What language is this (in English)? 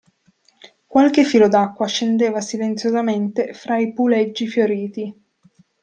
Italian